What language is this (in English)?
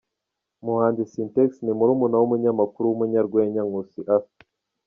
Kinyarwanda